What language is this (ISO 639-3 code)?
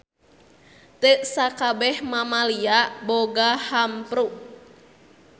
sun